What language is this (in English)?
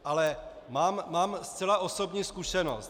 Czech